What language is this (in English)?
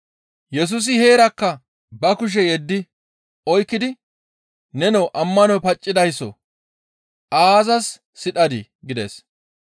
Gamo